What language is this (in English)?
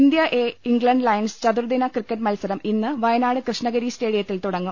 Malayalam